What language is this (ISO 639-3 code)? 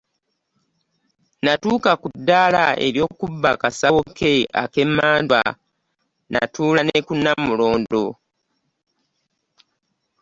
lug